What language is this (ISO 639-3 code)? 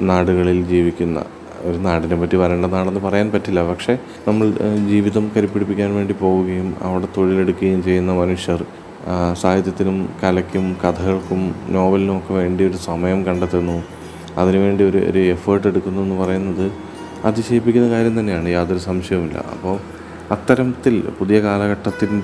mal